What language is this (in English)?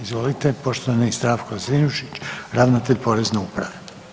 Croatian